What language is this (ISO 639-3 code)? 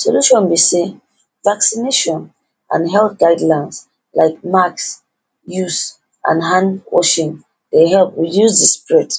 pcm